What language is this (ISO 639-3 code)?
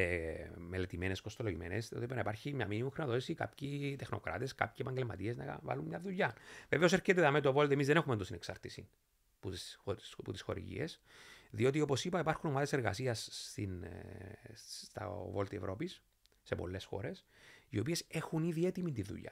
ell